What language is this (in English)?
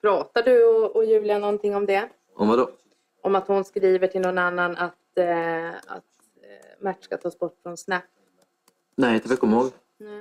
Swedish